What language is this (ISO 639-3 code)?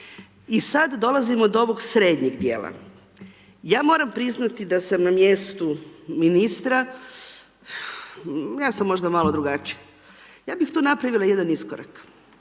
hrv